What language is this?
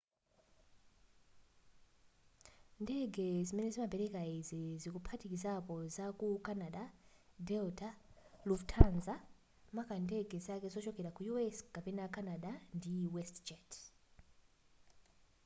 Nyanja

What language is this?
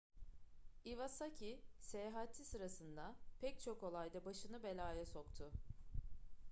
Turkish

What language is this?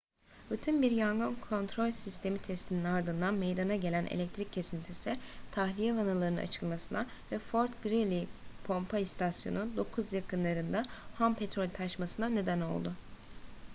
Turkish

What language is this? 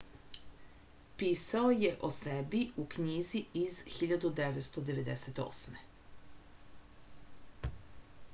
Serbian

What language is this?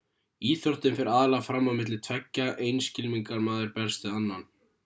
Icelandic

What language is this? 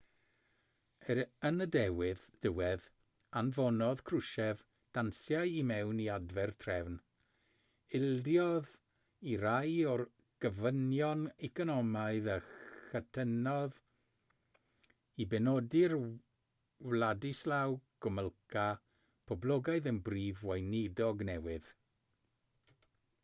Welsh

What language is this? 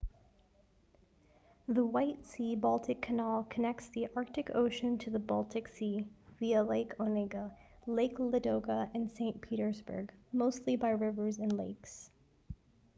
English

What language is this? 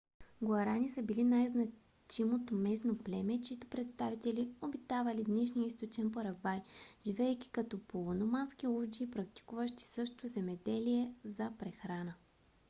Bulgarian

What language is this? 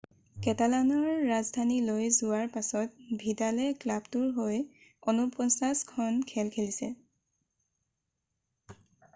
Assamese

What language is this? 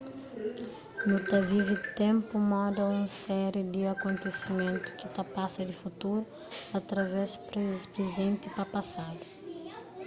Kabuverdianu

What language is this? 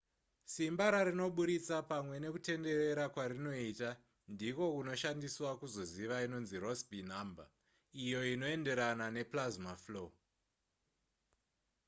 Shona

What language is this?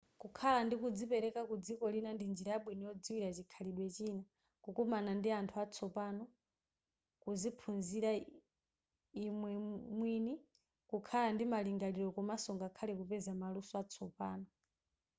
Nyanja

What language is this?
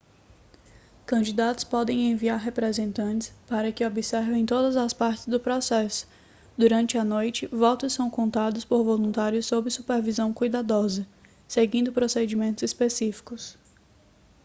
Portuguese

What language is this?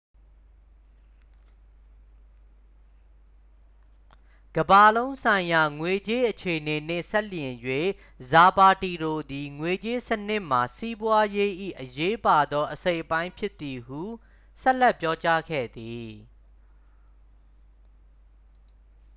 Burmese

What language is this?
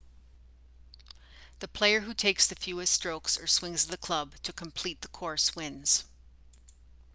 English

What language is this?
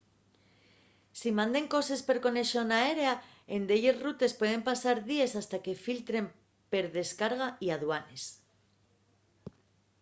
Asturian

